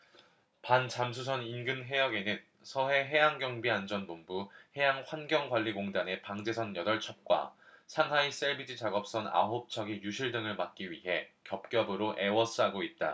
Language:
Korean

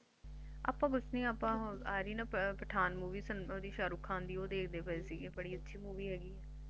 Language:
Punjabi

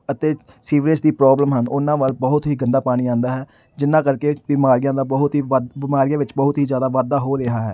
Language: Punjabi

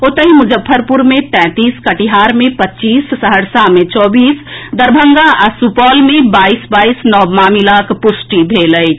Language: Maithili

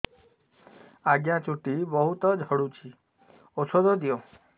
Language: Odia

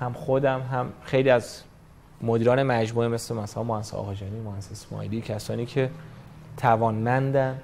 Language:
Persian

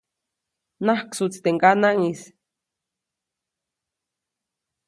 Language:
Copainalá Zoque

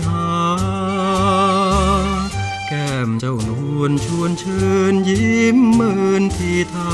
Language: Thai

